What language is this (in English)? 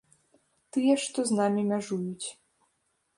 Belarusian